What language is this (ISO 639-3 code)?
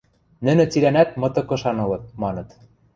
mrj